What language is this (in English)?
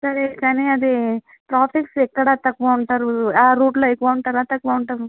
Telugu